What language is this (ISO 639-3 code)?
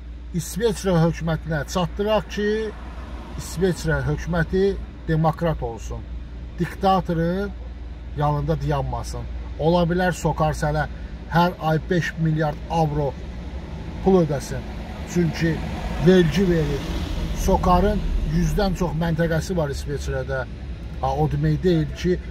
tur